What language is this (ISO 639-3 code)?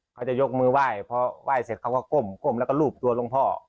tha